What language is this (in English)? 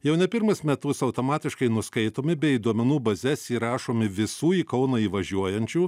Lithuanian